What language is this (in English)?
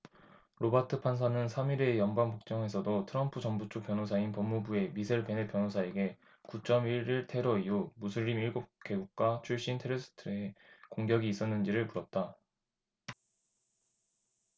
Korean